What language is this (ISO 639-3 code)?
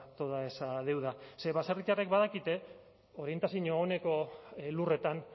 eus